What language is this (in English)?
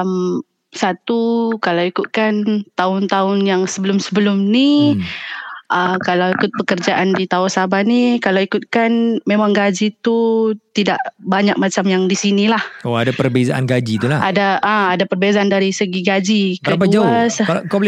Malay